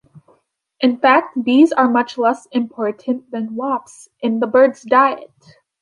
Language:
English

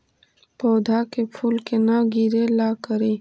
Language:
Magahi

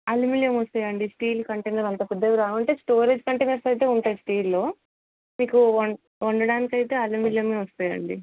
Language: Telugu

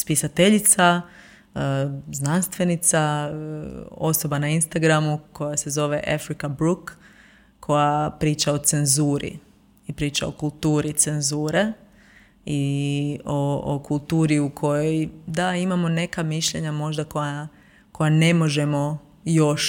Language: Croatian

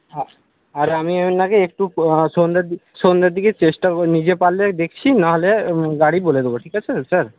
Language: Bangla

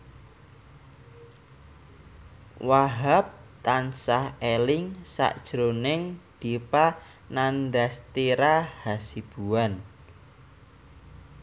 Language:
Javanese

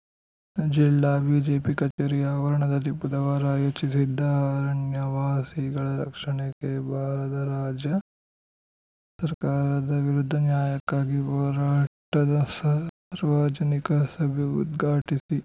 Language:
Kannada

